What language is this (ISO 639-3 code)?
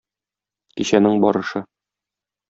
tat